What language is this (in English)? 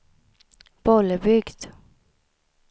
Swedish